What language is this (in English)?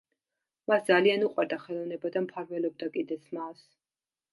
Georgian